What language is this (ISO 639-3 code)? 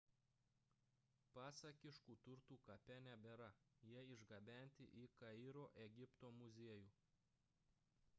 lit